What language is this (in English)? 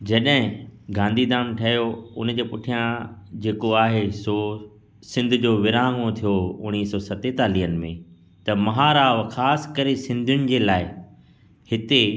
Sindhi